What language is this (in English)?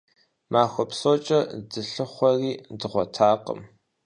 Kabardian